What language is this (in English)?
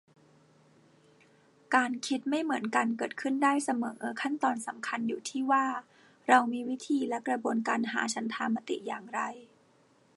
Thai